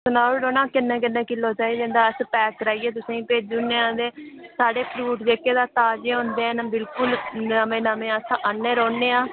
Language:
Dogri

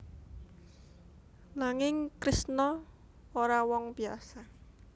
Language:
Javanese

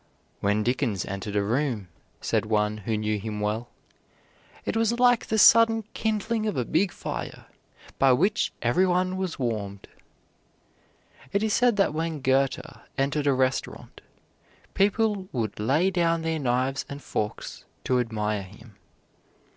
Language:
English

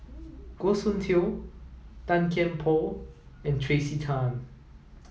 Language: English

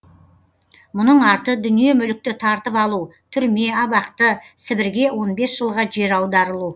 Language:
Kazakh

